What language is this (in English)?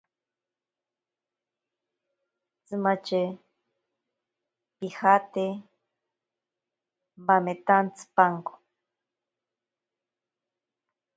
Ashéninka Perené